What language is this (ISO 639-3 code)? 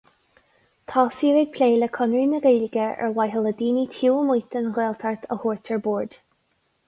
gle